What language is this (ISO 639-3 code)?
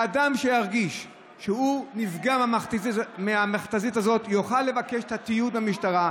heb